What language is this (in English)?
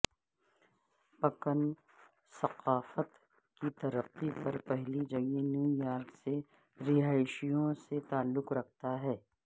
Urdu